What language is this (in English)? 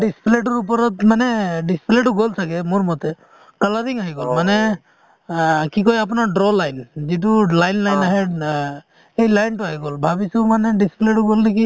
Assamese